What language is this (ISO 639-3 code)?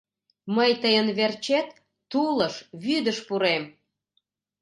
chm